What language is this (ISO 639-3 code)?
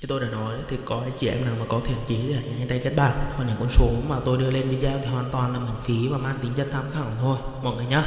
vie